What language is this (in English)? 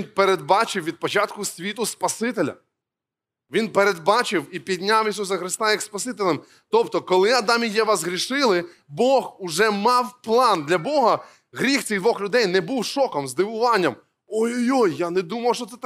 Ukrainian